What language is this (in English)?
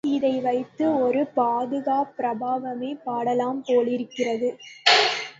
Tamil